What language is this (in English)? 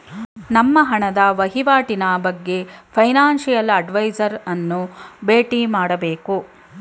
Kannada